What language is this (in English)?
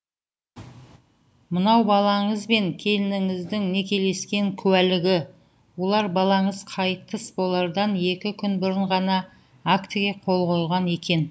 Kazakh